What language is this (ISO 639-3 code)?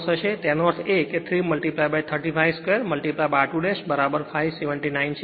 guj